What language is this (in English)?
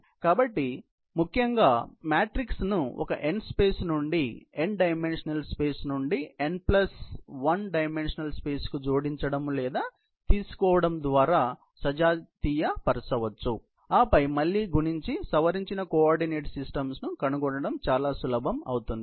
Telugu